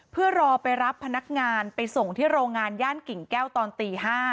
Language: Thai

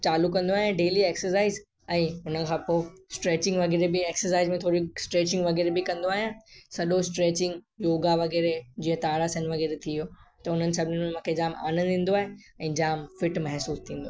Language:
Sindhi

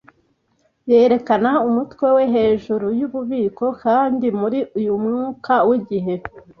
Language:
Kinyarwanda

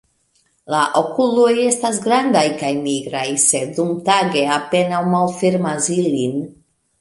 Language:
Esperanto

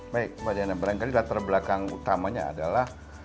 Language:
Indonesian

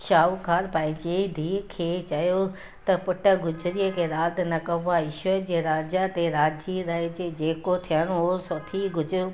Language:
Sindhi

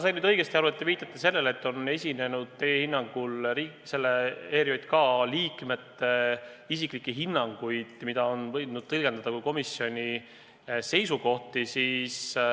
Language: Estonian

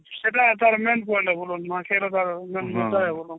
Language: Odia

